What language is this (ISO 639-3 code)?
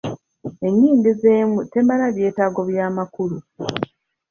lug